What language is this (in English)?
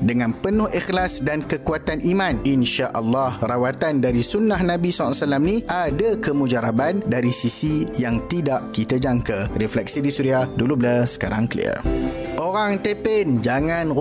Malay